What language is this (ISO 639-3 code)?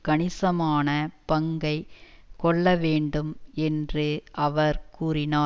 tam